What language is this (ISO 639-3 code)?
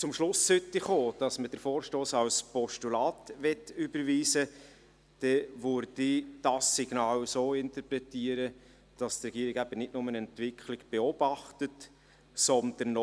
gsw